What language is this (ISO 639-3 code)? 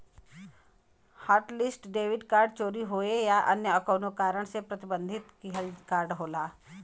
bho